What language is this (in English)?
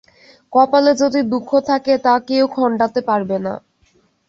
Bangla